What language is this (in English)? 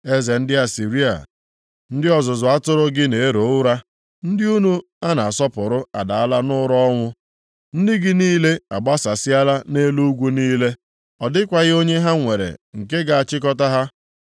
Igbo